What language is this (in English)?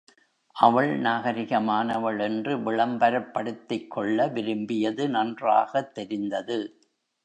Tamil